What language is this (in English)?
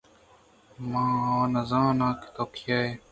Eastern Balochi